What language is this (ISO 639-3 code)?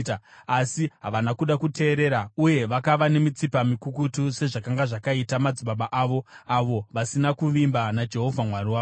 sna